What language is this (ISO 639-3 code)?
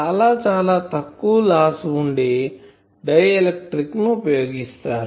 tel